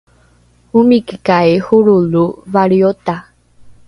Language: Rukai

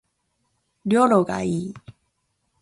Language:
Japanese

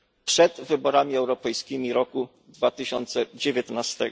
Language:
Polish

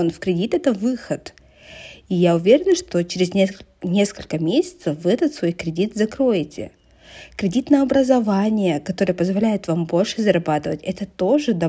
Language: Russian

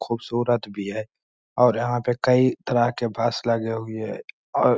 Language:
Magahi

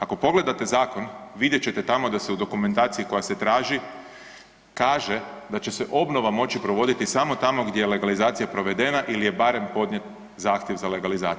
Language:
Croatian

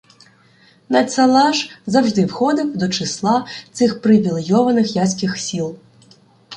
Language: Ukrainian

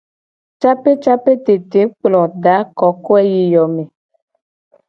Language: Gen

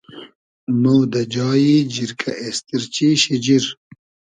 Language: Hazaragi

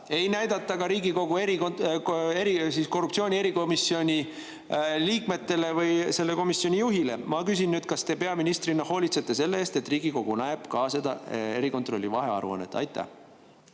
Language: Estonian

